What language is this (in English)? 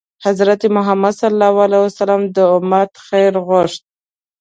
Pashto